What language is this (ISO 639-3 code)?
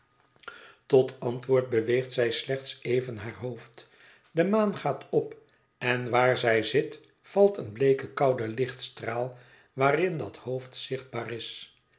nld